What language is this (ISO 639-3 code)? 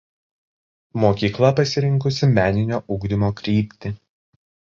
lit